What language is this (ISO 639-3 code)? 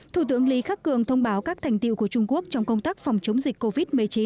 vie